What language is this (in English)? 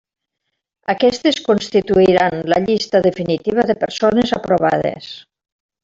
Catalan